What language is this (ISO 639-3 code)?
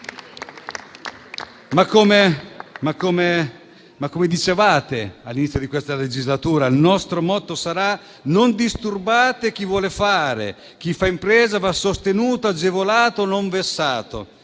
ita